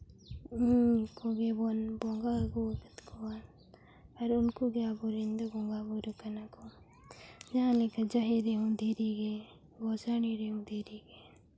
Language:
Santali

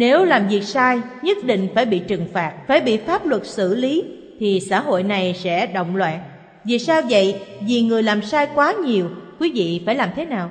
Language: Vietnamese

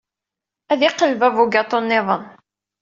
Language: Kabyle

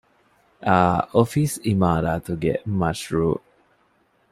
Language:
Divehi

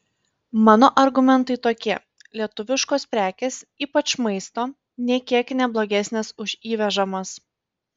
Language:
Lithuanian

